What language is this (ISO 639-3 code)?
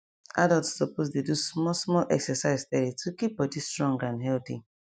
pcm